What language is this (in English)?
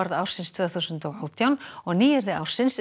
Icelandic